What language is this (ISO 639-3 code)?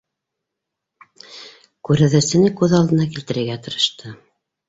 bak